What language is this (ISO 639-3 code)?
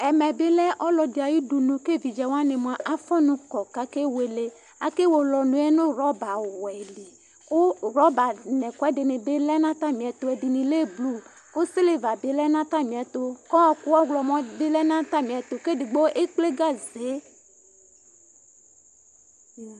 kpo